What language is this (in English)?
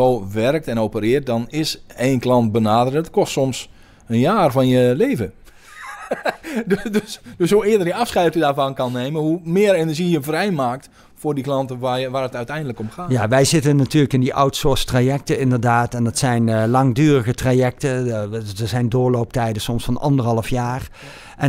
Dutch